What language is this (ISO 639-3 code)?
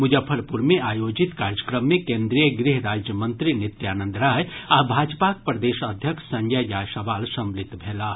mai